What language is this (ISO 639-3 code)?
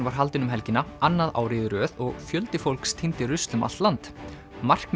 isl